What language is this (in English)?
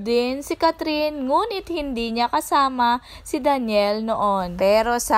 Filipino